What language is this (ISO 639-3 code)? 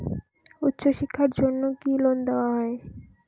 ben